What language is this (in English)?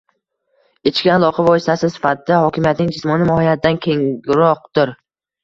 Uzbek